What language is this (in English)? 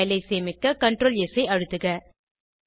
Tamil